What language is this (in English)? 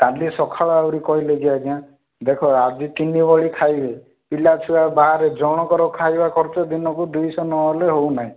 Odia